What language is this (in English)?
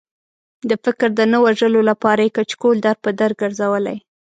Pashto